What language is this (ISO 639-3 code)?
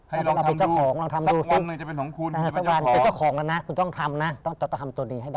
tha